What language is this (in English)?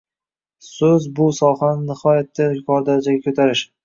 Uzbek